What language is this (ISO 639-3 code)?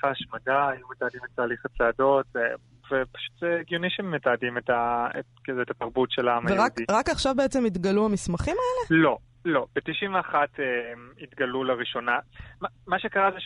heb